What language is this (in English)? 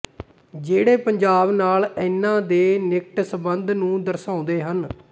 Punjabi